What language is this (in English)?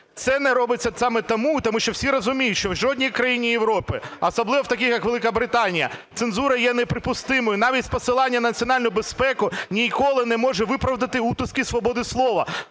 Ukrainian